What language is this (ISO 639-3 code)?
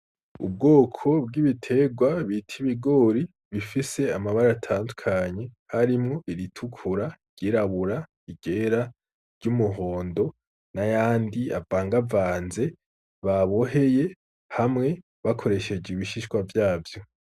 run